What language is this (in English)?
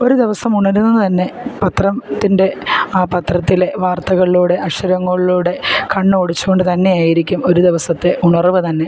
Malayalam